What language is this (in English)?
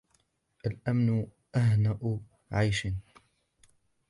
Arabic